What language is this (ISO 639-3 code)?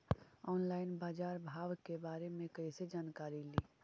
mag